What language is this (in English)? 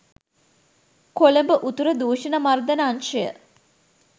Sinhala